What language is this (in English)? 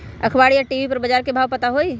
Magahi